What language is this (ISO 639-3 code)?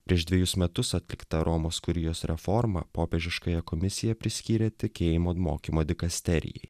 lit